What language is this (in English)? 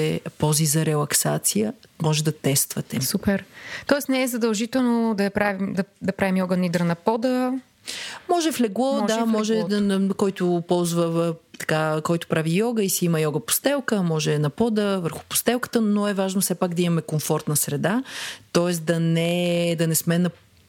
Bulgarian